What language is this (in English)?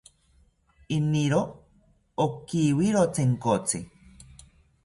South Ucayali Ashéninka